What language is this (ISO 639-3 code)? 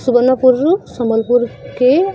ori